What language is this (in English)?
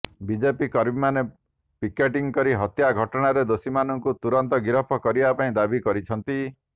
Odia